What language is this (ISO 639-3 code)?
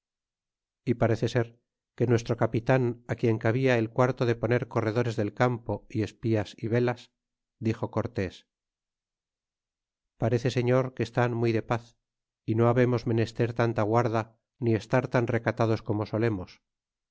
spa